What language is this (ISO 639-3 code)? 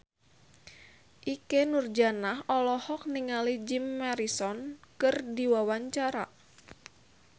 sun